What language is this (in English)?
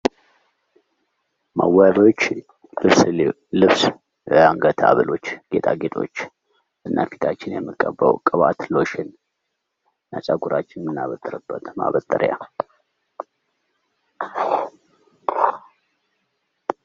Amharic